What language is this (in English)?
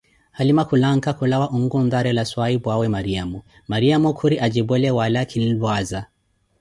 Koti